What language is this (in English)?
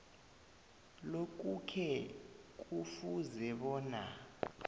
South Ndebele